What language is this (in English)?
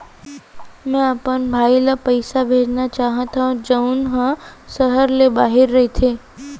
Chhattisgarhi